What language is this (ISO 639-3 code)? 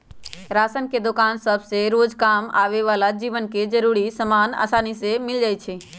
mag